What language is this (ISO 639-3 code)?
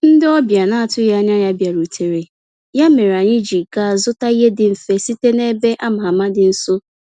ibo